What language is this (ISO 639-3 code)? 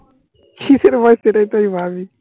ben